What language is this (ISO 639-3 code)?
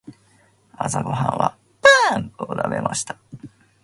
jpn